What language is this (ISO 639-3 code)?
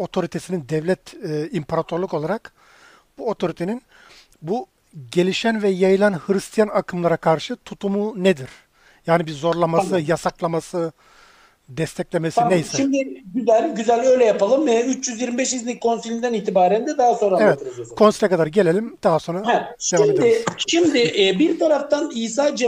tur